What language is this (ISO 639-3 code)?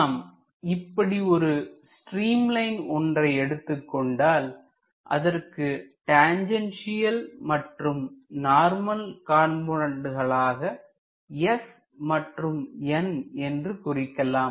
tam